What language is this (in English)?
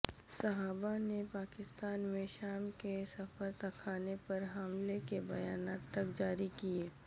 Urdu